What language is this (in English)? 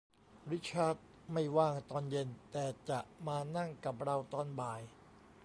Thai